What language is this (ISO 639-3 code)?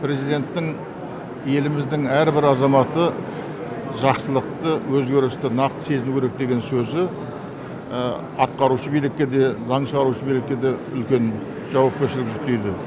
kaz